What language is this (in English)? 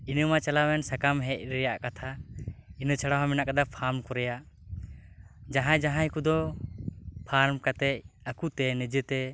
Santali